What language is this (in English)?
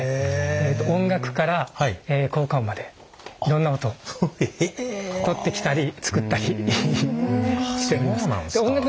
Japanese